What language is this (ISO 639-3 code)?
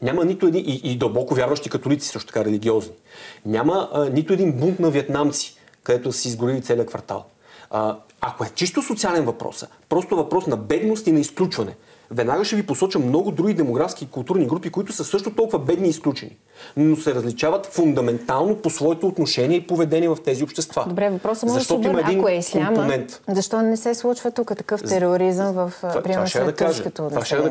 bul